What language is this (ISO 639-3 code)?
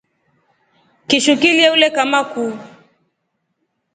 rof